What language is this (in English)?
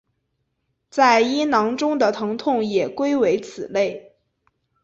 Chinese